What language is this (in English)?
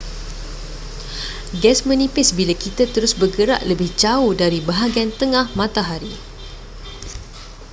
Malay